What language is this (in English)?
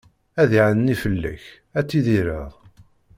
Kabyle